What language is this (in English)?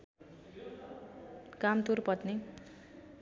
Nepali